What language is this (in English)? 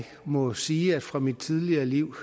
Danish